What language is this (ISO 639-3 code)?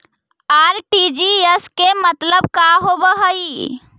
mag